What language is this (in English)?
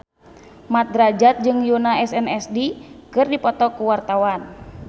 Sundanese